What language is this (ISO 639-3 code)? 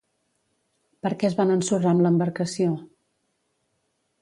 cat